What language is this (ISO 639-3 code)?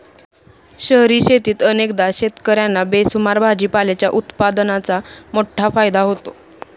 mar